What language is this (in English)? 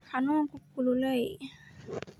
Somali